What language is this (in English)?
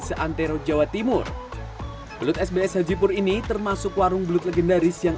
Indonesian